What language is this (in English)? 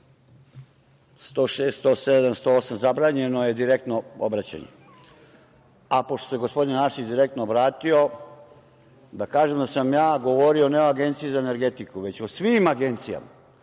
Serbian